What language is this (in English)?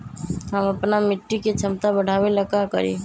Magahi